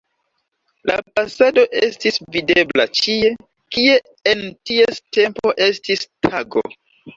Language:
Esperanto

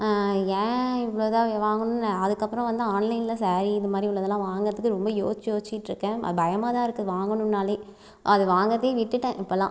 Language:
Tamil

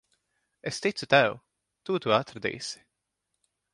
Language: Latvian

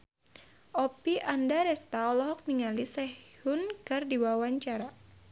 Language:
Sundanese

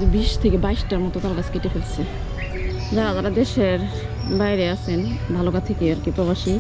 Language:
Romanian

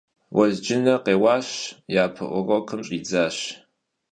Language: Kabardian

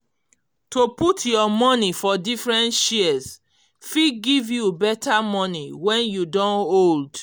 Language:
Nigerian Pidgin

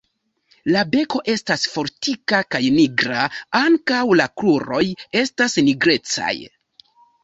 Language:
Esperanto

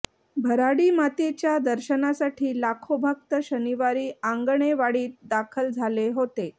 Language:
Marathi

